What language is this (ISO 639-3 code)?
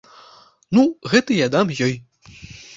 bel